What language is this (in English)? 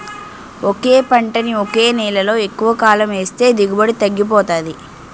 Telugu